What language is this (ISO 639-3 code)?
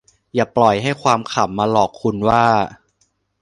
tha